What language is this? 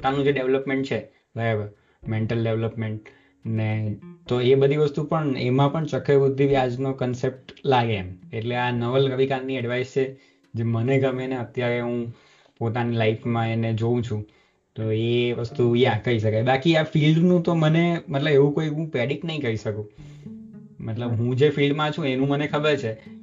Gujarati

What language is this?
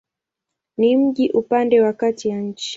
Swahili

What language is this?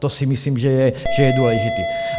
Czech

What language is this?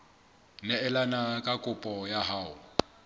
Southern Sotho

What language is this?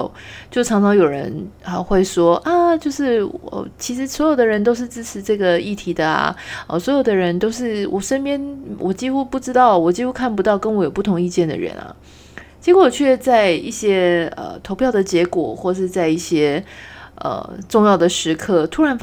Chinese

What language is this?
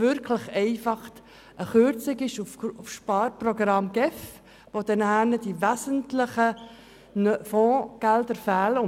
Swiss German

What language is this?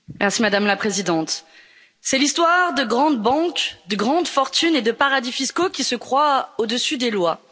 French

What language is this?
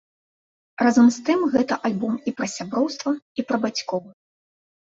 Belarusian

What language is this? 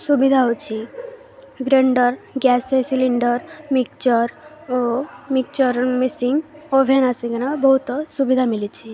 Odia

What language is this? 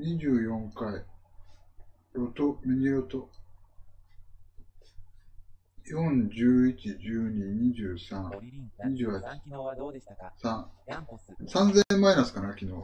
Japanese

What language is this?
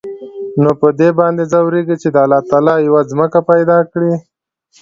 Pashto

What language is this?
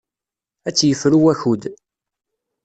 Kabyle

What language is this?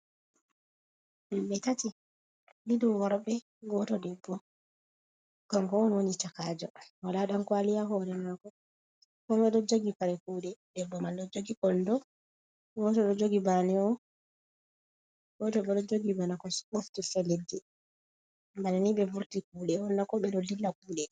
Fula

